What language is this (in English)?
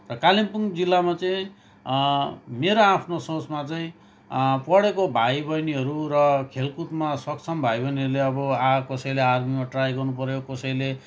Nepali